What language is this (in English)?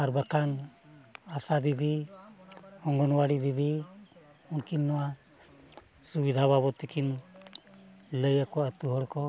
Santali